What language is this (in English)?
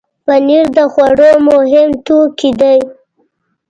Pashto